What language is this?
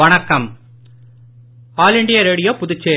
Tamil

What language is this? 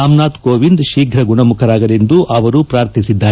Kannada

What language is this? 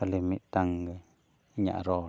Santali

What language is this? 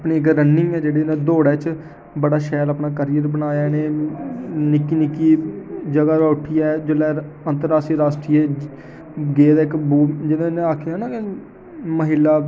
Dogri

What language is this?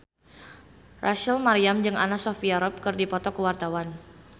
Sundanese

